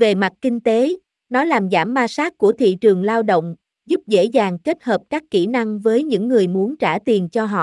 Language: Vietnamese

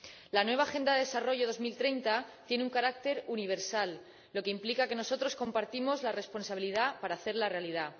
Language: Spanish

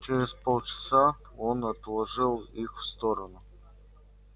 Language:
Russian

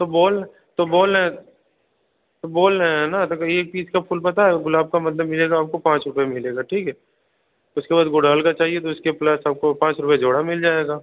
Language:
Hindi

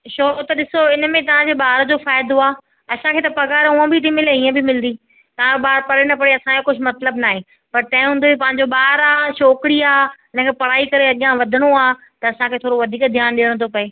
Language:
Sindhi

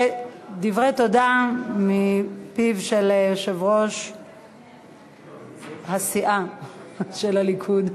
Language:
Hebrew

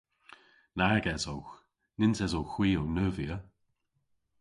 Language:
Cornish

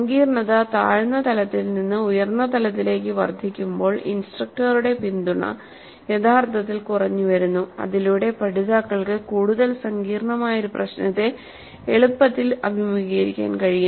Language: Malayalam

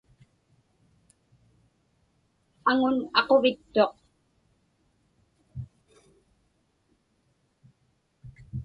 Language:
Inupiaq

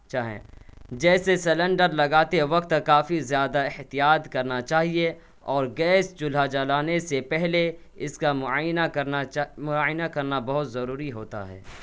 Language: Urdu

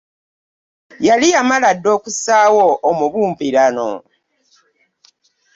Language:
Ganda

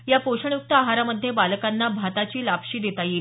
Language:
Marathi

